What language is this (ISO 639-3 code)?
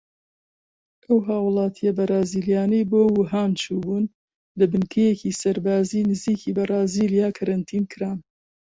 ckb